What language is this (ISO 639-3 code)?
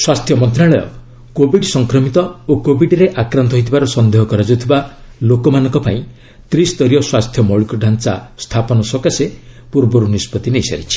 ori